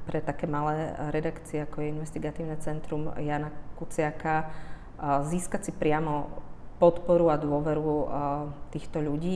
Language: Slovak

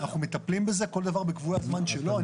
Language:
Hebrew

